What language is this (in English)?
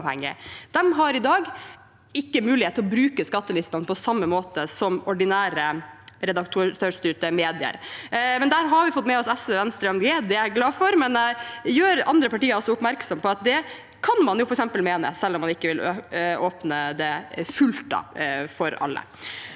Norwegian